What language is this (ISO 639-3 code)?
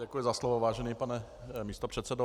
ces